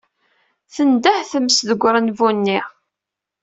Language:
Kabyle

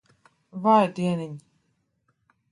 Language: Latvian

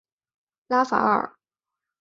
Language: Chinese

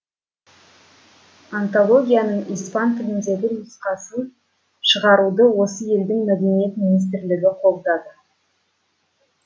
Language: Kazakh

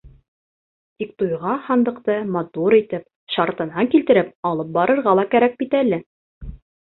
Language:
Bashkir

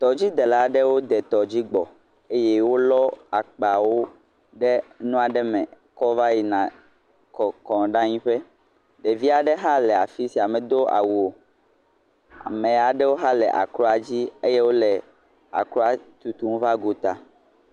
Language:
Ewe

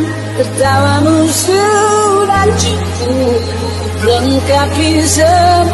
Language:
Indonesian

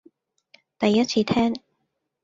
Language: Cantonese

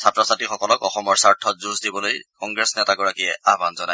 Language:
Assamese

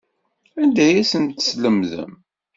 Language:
Kabyle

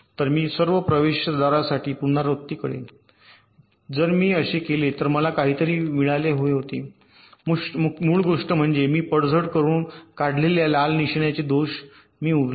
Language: Marathi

